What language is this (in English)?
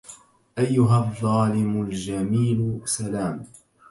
Arabic